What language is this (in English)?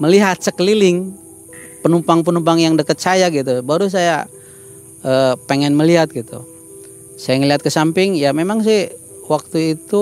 Indonesian